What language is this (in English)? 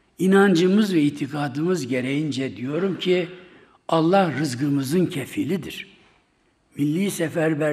Turkish